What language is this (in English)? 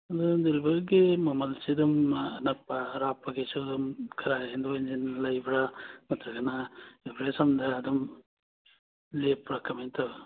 Manipuri